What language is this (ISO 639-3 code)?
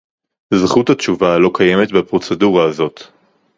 heb